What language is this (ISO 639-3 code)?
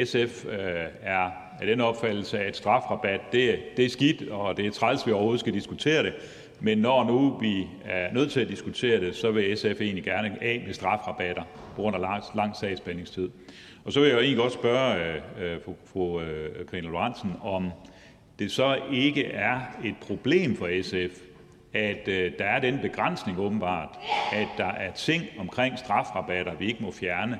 dan